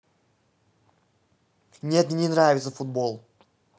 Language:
Russian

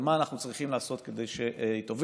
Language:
Hebrew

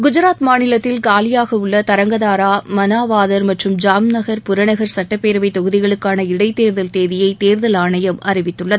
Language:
Tamil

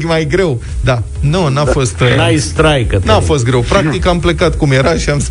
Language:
Romanian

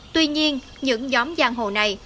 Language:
Vietnamese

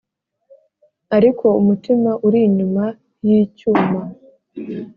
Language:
Kinyarwanda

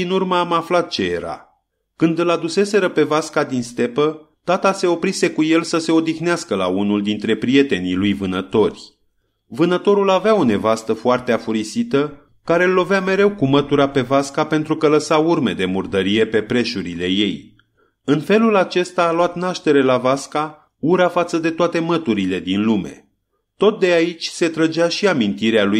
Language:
Romanian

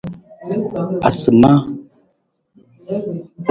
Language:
Nawdm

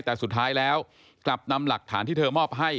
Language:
Thai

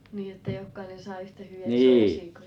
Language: Finnish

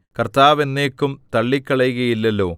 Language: Malayalam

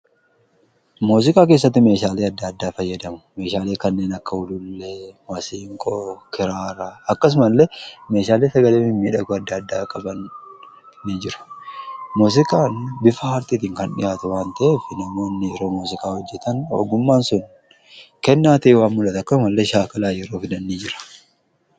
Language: Oromo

